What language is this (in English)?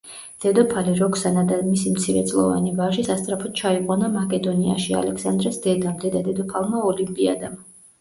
Georgian